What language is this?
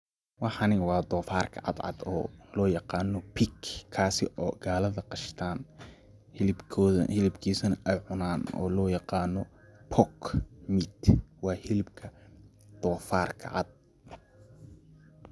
Somali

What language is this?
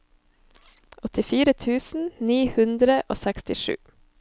Norwegian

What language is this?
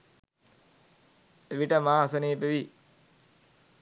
Sinhala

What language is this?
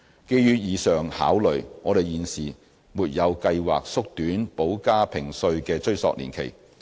Cantonese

